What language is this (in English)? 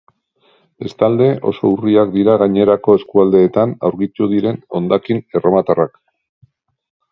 Basque